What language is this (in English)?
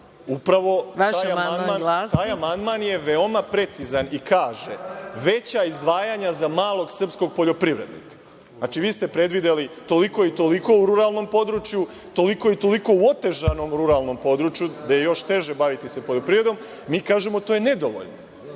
Serbian